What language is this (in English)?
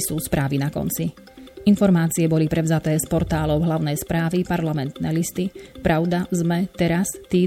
Slovak